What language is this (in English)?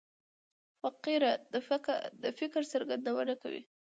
Pashto